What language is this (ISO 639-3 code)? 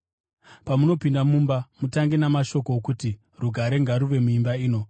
sna